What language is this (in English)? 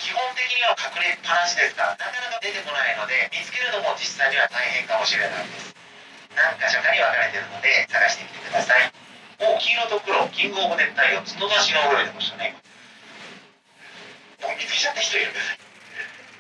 Japanese